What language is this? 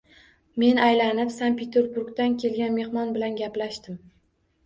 Uzbek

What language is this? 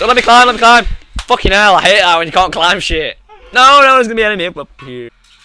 English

